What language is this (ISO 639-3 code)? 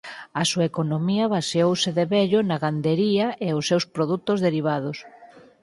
glg